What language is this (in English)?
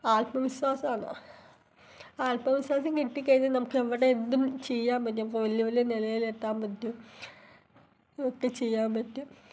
Malayalam